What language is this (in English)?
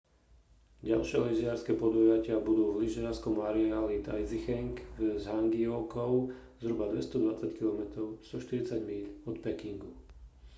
Slovak